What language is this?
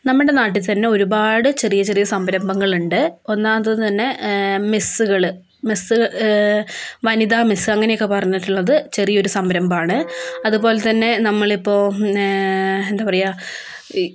Malayalam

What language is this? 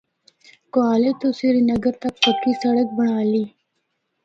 Northern Hindko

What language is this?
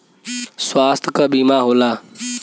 Bhojpuri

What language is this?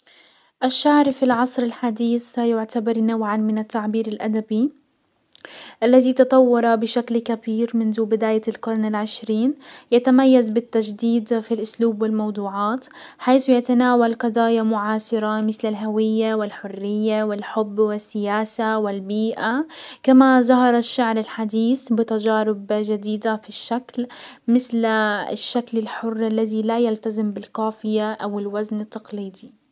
Hijazi Arabic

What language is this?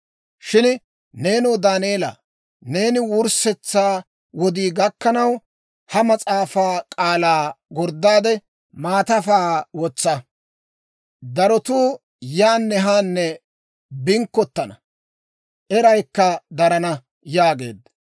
Dawro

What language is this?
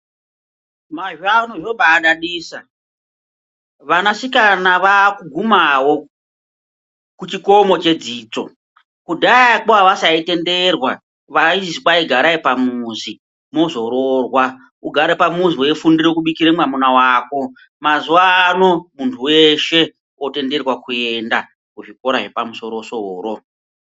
Ndau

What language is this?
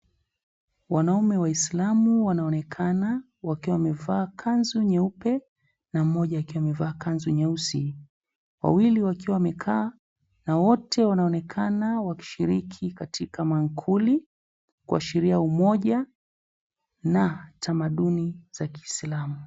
Swahili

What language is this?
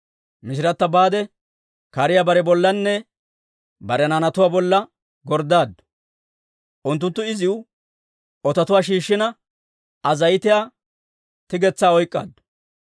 Dawro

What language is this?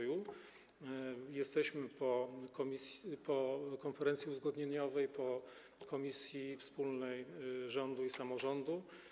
Polish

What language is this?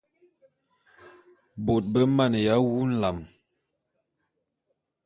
Bulu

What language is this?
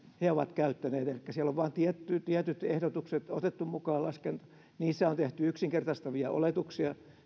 Finnish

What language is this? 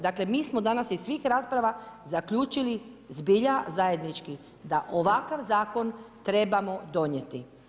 Croatian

